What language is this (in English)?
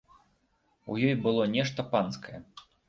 Belarusian